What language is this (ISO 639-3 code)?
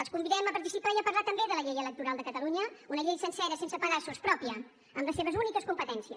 cat